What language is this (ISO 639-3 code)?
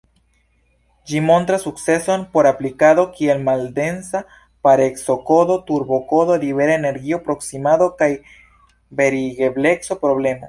epo